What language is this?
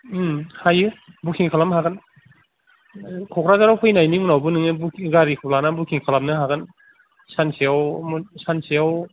Bodo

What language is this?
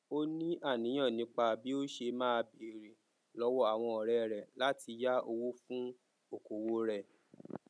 Yoruba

